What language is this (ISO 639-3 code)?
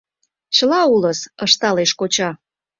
chm